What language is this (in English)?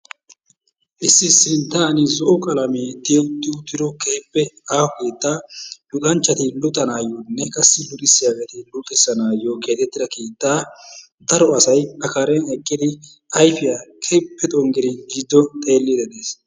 Wolaytta